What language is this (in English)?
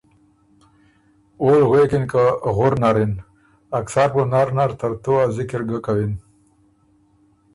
Ormuri